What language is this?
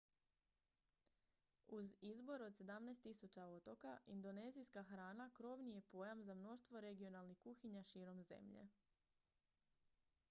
Croatian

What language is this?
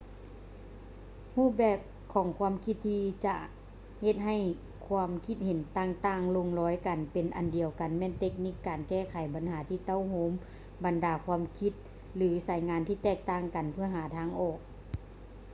Lao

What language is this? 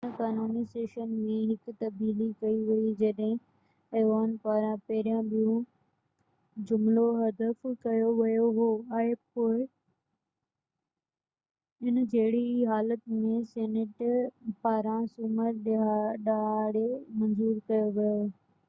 Sindhi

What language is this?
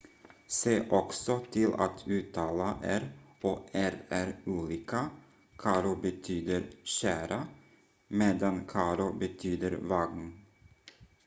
Swedish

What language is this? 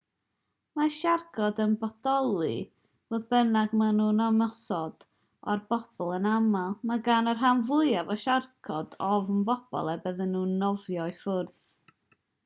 Welsh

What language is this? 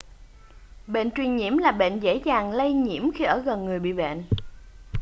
Vietnamese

